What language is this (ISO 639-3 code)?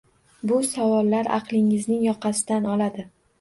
uzb